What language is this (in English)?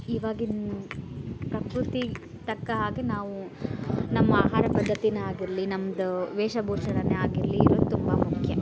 Kannada